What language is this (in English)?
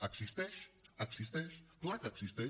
Catalan